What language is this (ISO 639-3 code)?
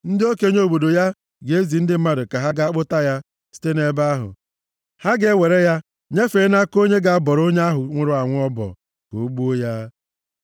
ibo